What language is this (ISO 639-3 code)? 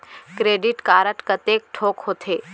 hne